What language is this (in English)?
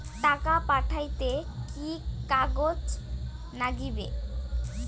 Bangla